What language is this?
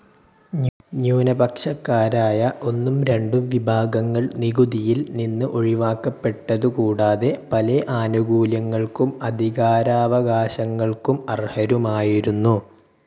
Malayalam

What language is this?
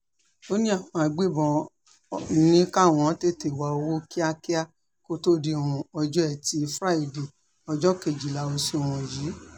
Yoruba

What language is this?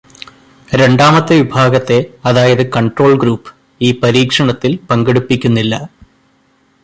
Malayalam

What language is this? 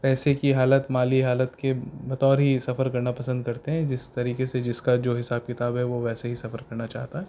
Urdu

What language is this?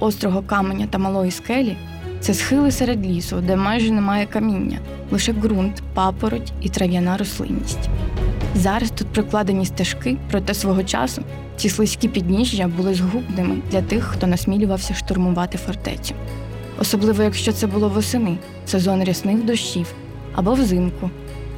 Ukrainian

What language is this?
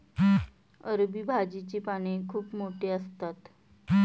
Marathi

